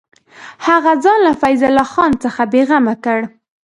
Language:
Pashto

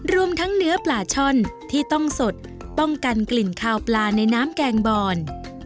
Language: Thai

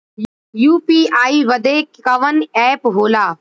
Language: Bhojpuri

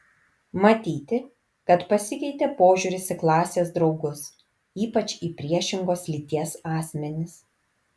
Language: Lithuanian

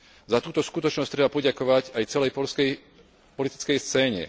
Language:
Slovak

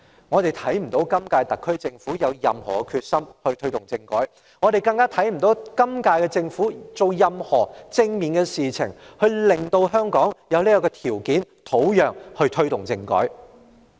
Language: Cantonese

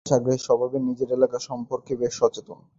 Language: Bangla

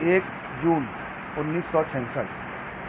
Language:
Urdu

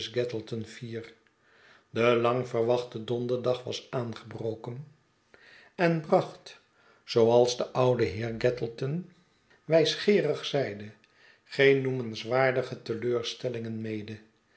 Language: Dutch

